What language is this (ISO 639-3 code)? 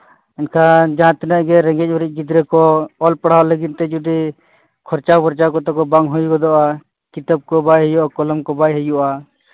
sat